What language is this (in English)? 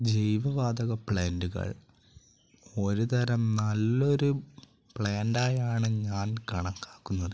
Malayalam